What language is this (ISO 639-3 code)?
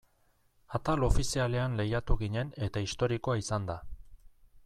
eus